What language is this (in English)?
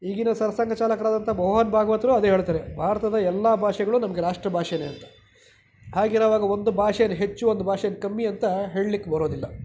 Kannada